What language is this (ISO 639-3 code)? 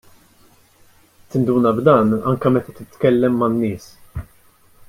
mlt